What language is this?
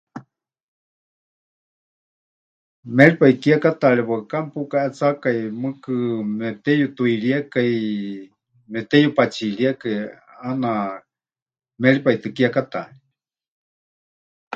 Huichol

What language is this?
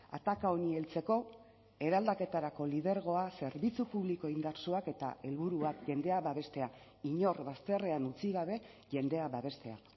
Basque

